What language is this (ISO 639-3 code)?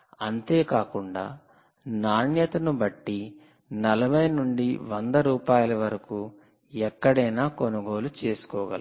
tel